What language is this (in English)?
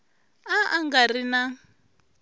Tsonga